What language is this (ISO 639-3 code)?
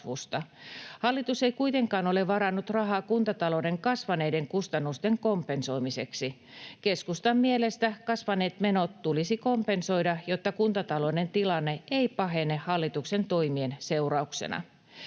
fin